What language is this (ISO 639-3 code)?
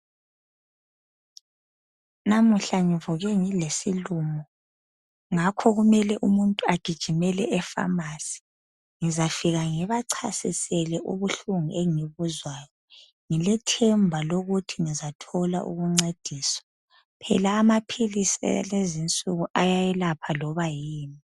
nde